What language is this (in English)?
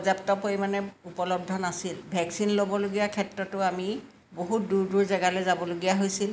Assamese